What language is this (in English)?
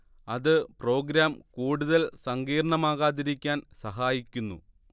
Malayalam